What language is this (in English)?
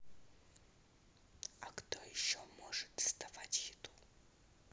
Russian